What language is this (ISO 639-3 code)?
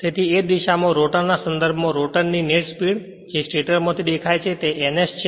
guj